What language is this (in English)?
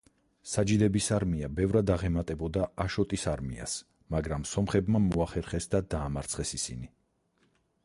Georgian